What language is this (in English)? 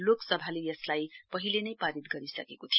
Nepali